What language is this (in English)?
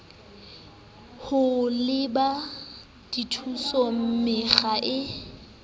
Southern Sotho